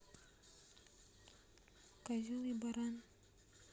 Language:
Russian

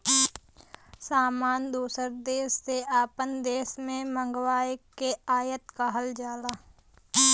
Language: Bhojpuri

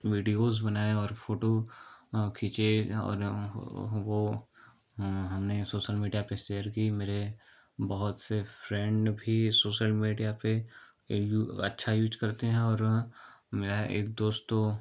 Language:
Hindi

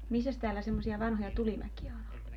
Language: Finnish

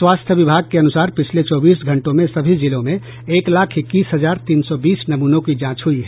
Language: Hindi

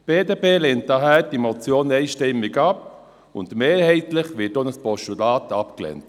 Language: Swiss German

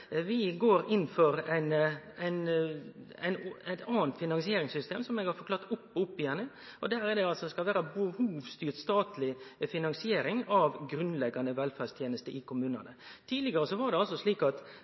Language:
Norwegian Nynorsk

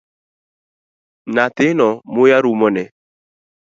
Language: Luo (Kenya and Tanzania)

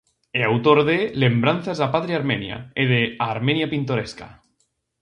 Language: Galician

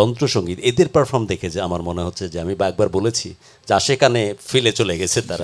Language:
Arabic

